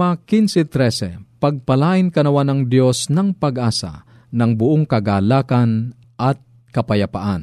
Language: Filipino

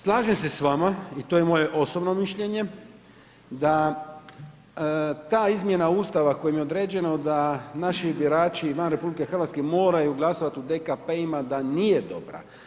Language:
Croatian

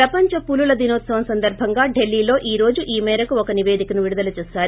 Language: Telugu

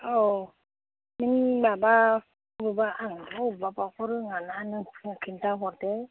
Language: Bodo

